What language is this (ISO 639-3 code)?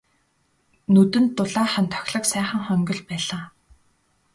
mon